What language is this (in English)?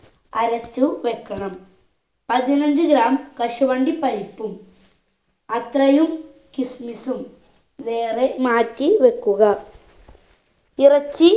Malayalam